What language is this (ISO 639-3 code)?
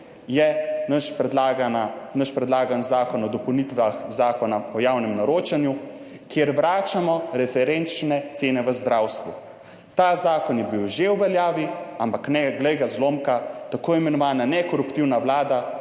slv